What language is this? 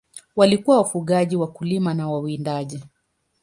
Swahili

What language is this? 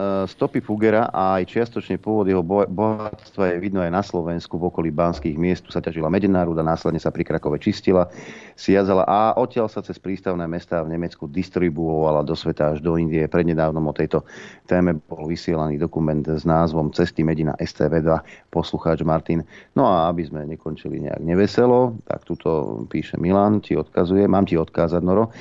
Slovak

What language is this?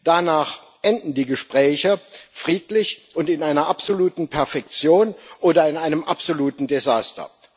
German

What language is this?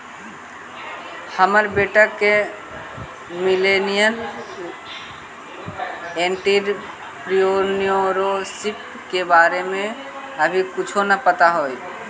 Magahi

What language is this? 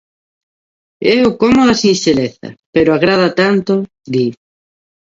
Galician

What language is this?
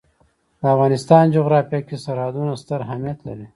Pashto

